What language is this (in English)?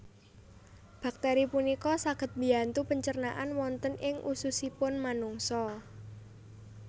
Javanese